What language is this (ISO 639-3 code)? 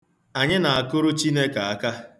ibo